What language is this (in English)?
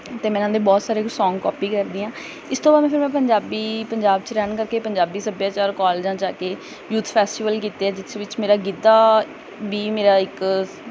Punjabi